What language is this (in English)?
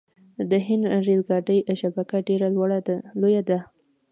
Pashto